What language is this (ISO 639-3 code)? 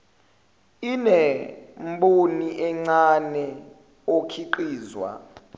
zul